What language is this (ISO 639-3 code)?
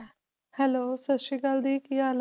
pan